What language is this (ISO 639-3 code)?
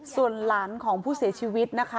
tha